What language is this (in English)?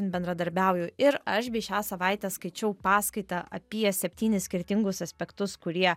Lithuanian